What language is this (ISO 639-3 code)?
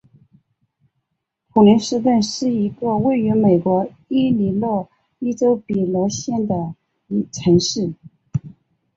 zho